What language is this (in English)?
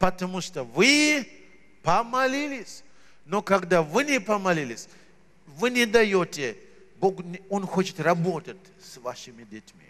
Russian